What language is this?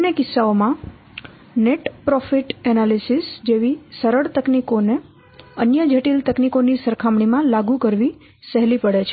Gujarati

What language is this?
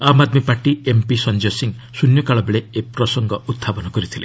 Odia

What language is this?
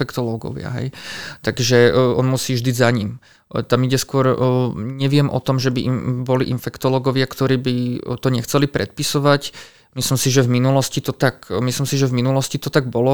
Slovak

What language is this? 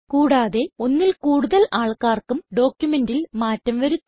Malayalam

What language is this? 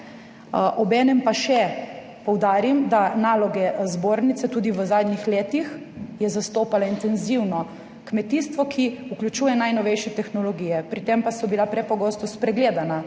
Slovenian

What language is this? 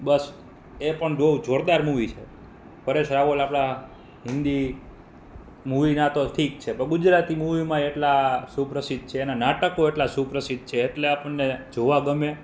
Gujarati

